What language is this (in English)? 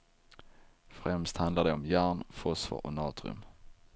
Swedish